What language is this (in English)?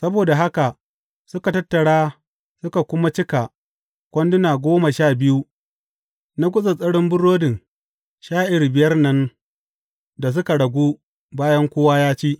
Hausa